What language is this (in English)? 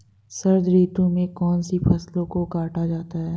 Hindi